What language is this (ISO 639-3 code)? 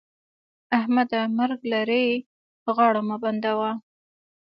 pus